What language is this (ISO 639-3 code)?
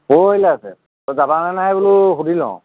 asm